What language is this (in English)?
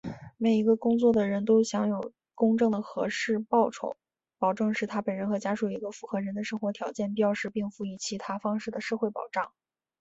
Chinese